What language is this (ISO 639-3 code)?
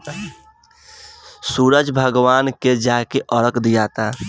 bho